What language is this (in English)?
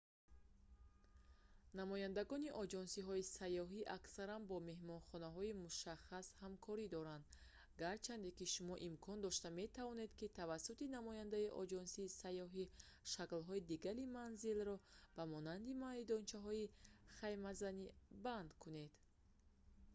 Tajik